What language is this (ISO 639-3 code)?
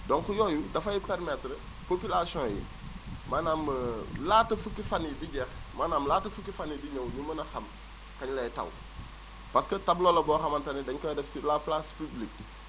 wol